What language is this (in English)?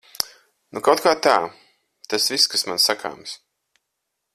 Latvian